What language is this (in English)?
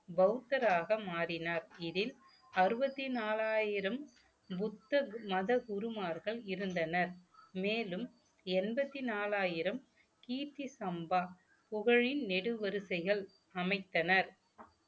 Tamil